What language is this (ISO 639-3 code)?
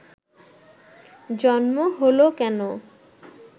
ben